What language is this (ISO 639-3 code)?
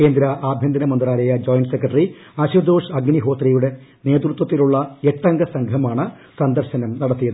mal